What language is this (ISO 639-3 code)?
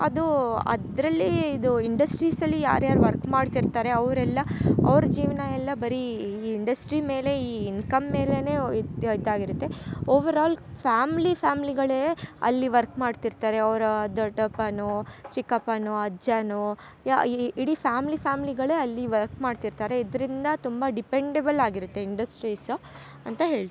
kan